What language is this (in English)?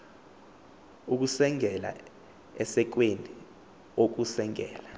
Xhosa